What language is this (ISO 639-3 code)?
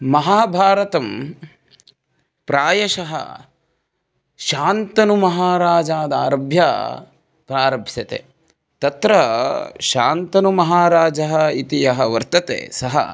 san